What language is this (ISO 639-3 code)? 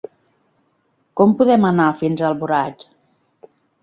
cat